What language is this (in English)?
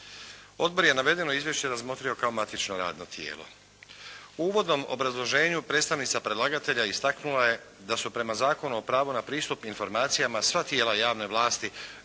Croatian